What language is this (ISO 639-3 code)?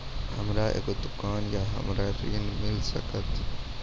mai